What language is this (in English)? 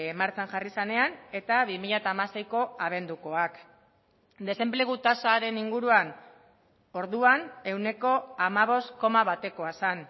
Basque